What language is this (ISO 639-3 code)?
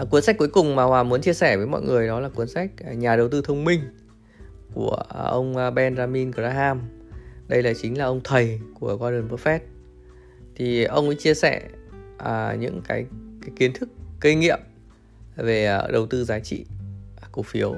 vie